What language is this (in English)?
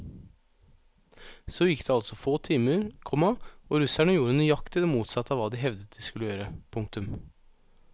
Norwegian